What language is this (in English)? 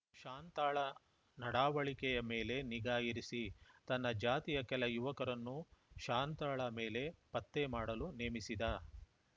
Kannada